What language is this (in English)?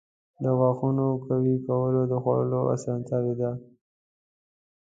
Pashto